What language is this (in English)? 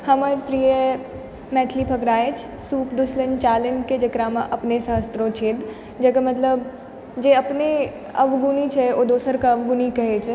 Maithili